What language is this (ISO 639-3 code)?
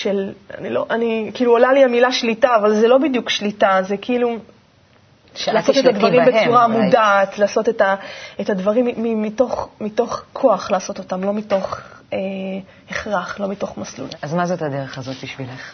heb